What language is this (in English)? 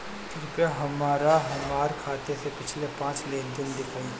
Bhojpuri